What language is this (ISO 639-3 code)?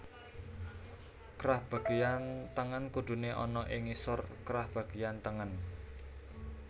jav